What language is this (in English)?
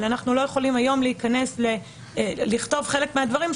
Hebrew